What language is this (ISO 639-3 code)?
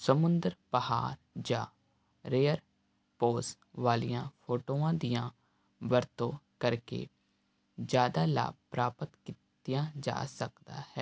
pan